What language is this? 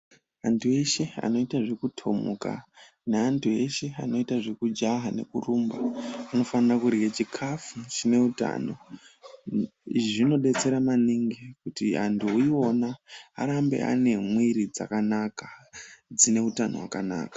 Ndau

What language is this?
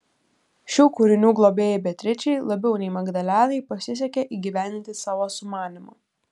Lithuanian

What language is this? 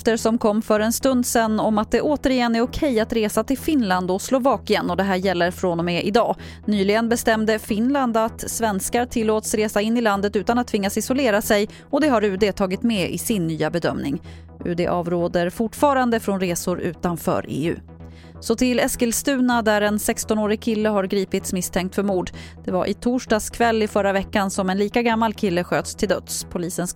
Swedish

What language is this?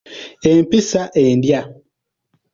Ganda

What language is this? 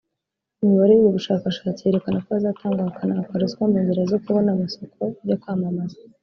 Kinyarwanda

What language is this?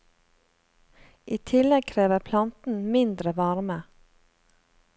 Norwegian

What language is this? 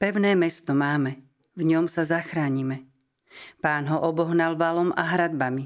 Slovak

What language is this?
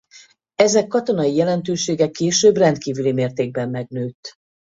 Hungarian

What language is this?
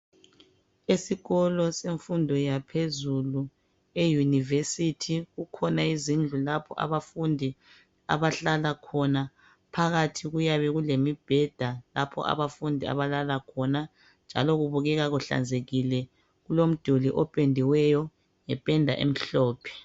North Ndebele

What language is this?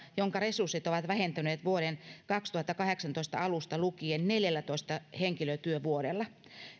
Finnish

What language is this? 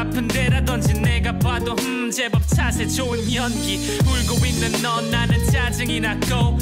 Korean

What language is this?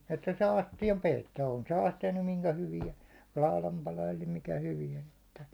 Finnish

